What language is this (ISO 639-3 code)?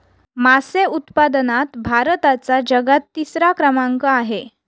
mar